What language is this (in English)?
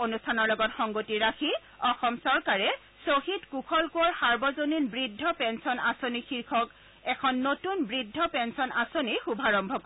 Assamese